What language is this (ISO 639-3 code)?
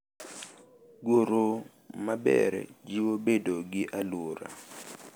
luo